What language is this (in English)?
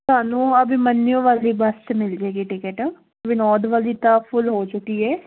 Punjabi